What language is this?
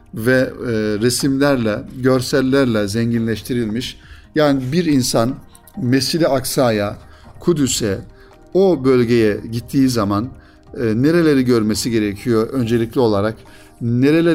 Turkish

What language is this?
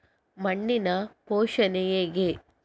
Kannada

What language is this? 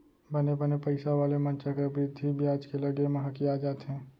Chhattisgarhi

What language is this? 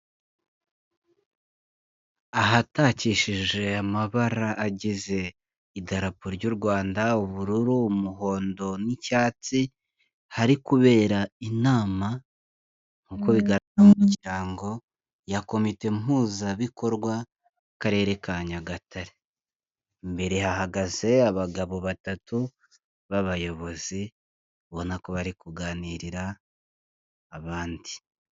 Kinyarwanda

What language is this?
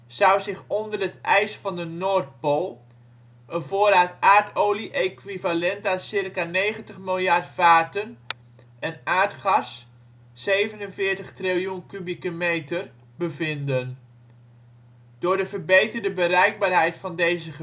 Dutch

